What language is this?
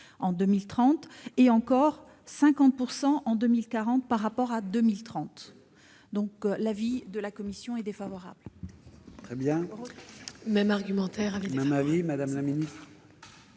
French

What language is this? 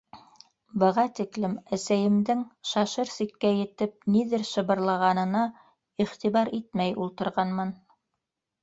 Bashkir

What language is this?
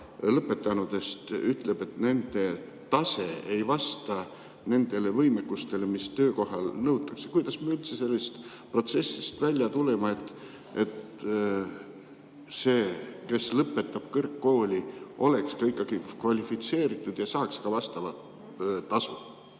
Estonian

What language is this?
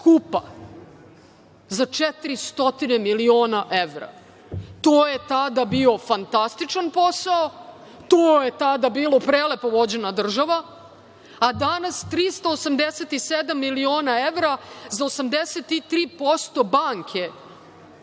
Serbian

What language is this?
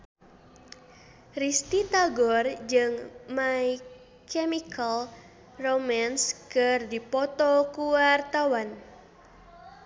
Sundanese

